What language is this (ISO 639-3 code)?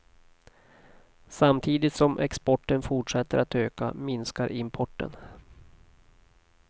swe